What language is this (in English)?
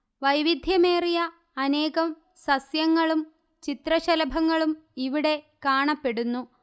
Malayalam